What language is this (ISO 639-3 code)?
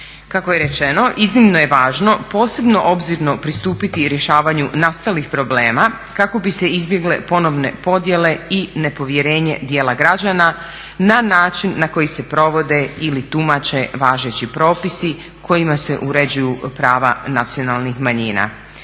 hrv